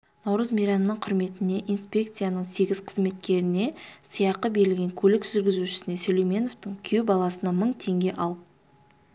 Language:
Kazakh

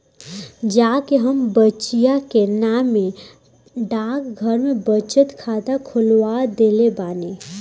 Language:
Bhojpuri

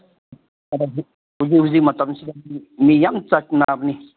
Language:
Manipuri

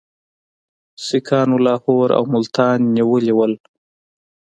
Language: Pashto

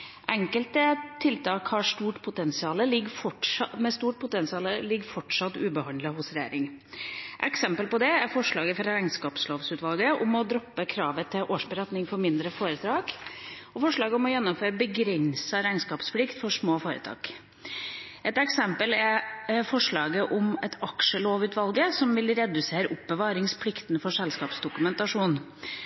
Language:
Norwegian Bokmål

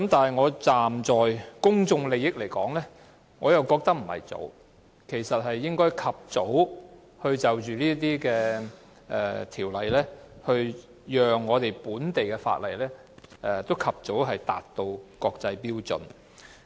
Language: Cantonese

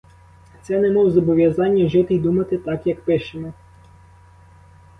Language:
Ukrainian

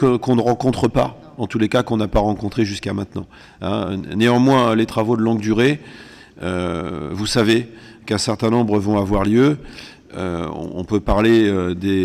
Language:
French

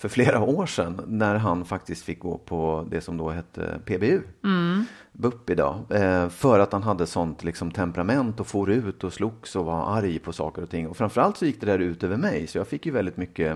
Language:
Swedish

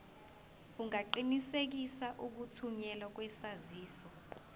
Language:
Zulu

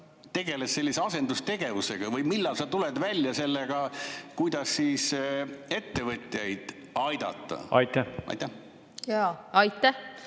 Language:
Estonian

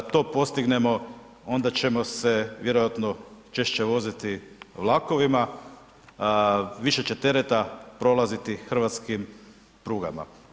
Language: Croatian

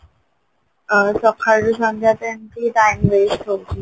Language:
Odia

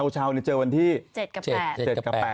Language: Thai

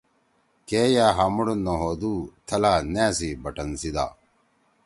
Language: Torwali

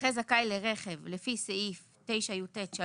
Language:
Hebrew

